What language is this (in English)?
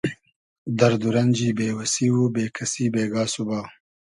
Hazaragi